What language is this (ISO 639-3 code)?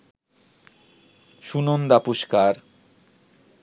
ben